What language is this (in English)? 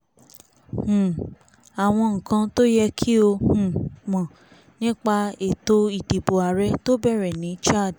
Yoruba